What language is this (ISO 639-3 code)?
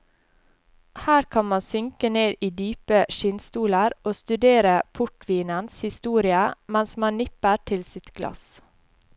nor